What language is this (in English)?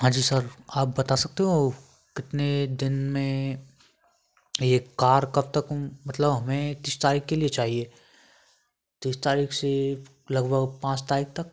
Hindi